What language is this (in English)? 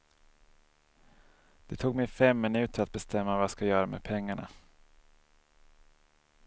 Swedish